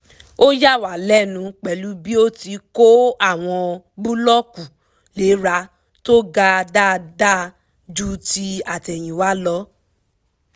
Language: Yoruba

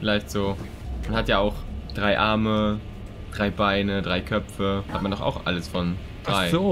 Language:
German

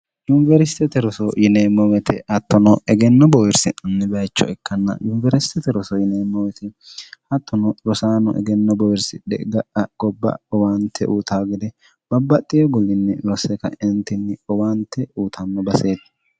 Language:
Sidamo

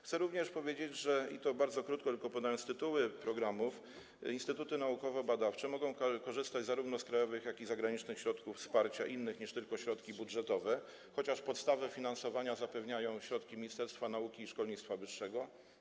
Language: Polish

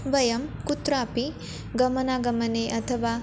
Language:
Sanskrit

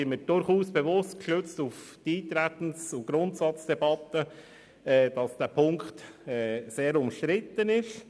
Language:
Swiss German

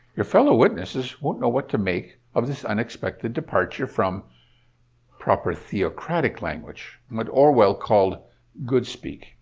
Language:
English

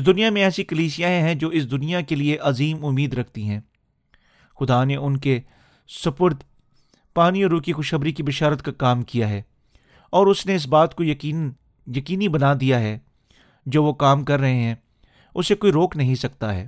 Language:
Urdu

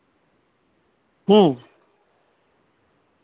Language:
Santali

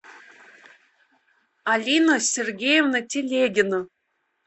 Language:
Russian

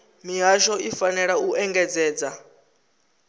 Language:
Venda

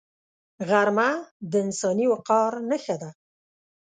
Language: Pashto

